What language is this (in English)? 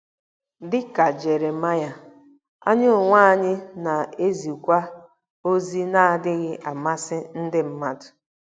Igbo